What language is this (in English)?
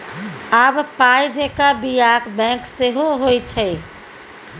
Maithili